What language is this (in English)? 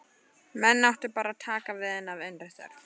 Icelandic